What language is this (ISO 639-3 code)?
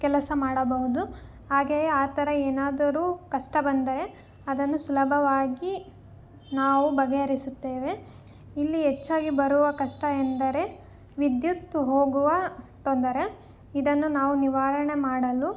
kan